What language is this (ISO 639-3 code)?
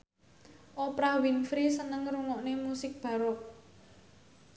jav